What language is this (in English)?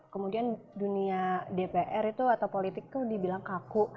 Indonesian